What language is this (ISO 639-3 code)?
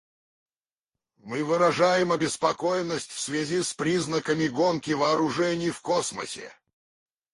rus